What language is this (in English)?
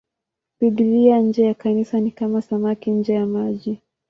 Swahili